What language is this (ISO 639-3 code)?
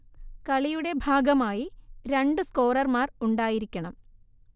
mal